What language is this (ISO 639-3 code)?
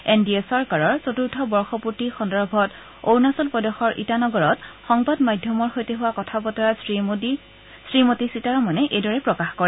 asm